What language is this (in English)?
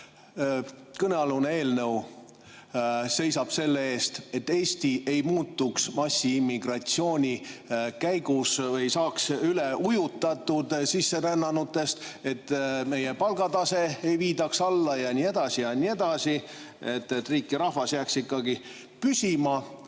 Estonian